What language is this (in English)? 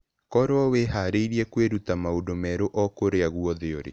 Kikuyu